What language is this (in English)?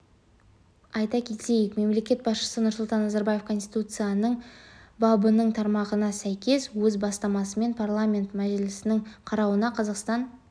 Kazakh